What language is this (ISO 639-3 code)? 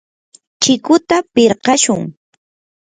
qur